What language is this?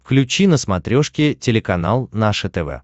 Russian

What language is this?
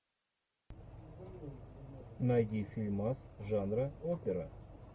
Russian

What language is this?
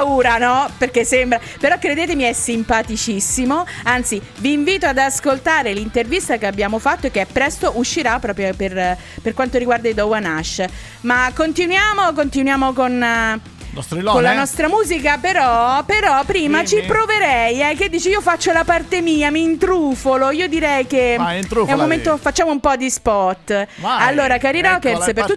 Italian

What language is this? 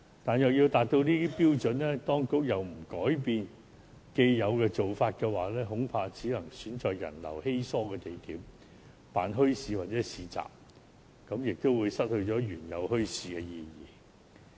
Cantonese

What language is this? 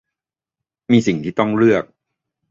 Thai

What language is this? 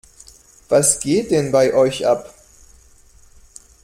German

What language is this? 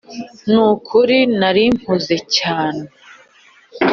Kinyarwanda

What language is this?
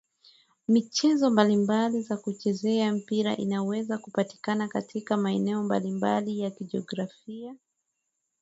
Swahili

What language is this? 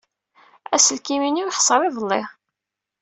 Kabyle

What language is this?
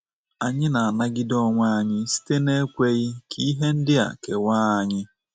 Igbo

